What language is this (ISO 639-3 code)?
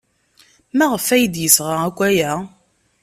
kab